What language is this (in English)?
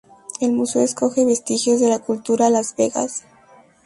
Spanish